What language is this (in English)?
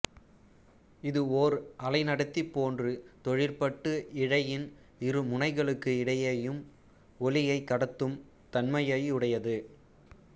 Tamil